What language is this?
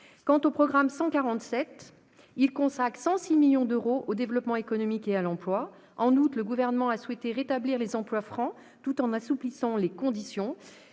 French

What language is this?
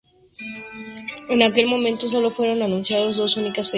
Spanish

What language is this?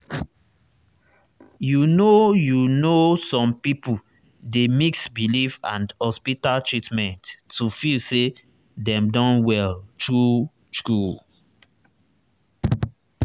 Nigerian Pidgin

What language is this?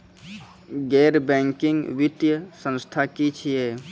Maithili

